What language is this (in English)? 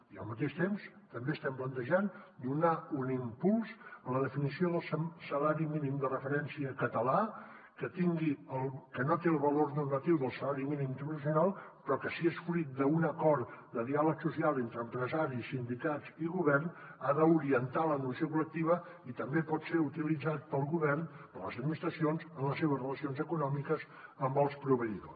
Catalan